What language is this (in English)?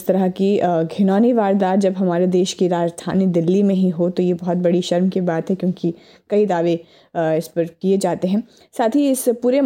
Hindi